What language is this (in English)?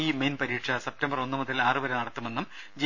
Malayalam